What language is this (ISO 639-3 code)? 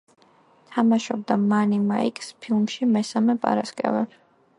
kat